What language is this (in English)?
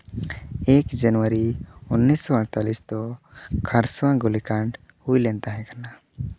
Santali